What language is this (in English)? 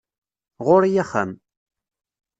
Kabyle